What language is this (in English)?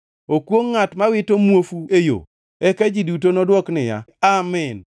Luo (Kenya and Tanzania)